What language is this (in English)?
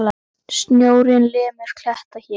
Icelandic